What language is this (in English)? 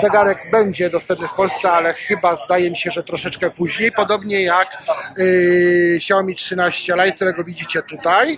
Polish